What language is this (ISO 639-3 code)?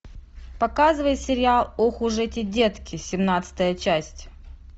rus